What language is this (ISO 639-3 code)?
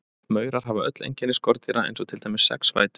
isl